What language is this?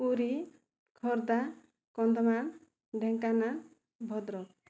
Odia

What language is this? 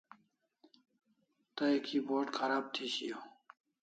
Kalasha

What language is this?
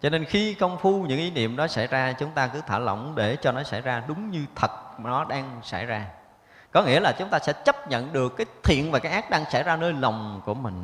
Vietnamese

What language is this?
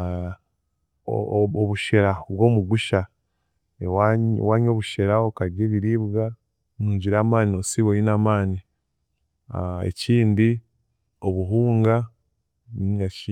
Chiga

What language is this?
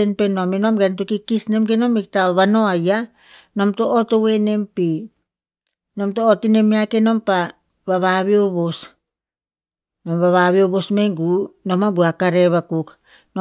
Tinputz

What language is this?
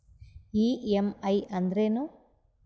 Kannada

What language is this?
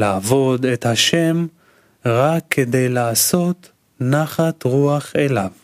Hebrew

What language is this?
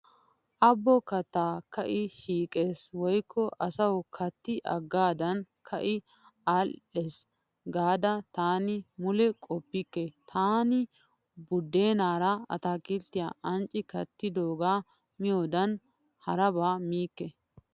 Wolaytta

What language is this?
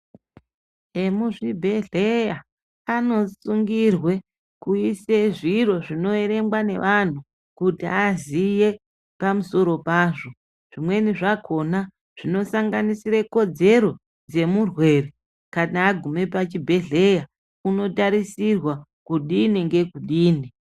Ndau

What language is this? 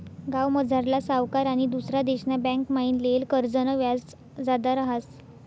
Marathi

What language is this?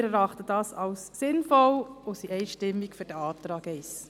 Swiss German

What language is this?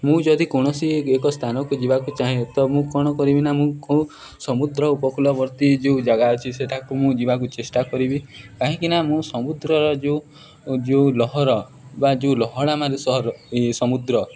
Odia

